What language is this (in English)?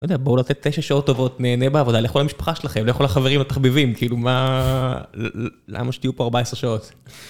Hebrew